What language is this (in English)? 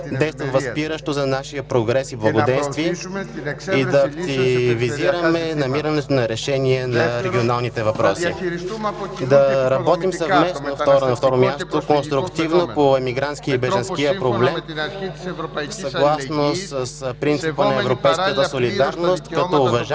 Bulgarian